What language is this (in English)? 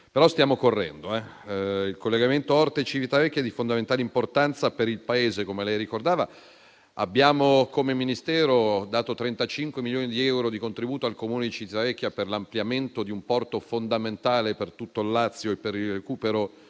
Italian